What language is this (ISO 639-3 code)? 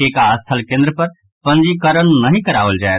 mai